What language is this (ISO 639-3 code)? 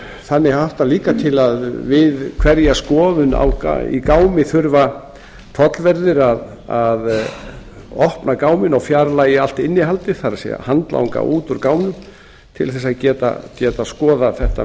isl